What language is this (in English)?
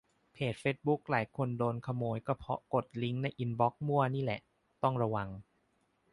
Thai